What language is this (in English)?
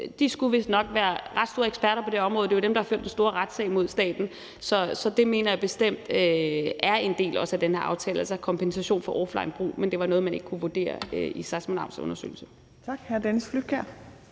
Danish